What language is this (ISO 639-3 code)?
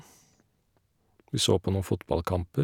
nor